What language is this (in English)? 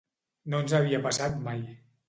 Catalan